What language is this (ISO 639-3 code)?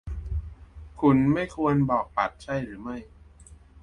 tha